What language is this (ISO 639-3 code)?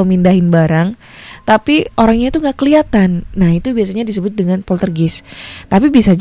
ind